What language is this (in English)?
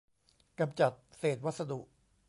Thai